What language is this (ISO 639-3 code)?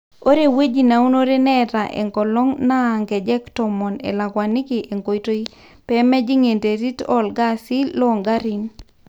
mas